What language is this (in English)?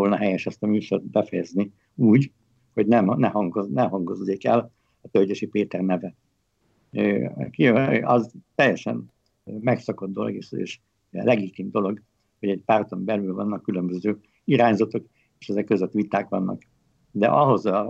Hungarian